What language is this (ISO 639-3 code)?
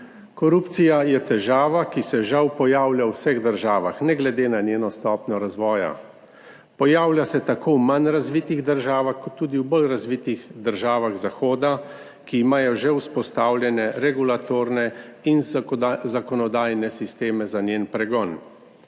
slv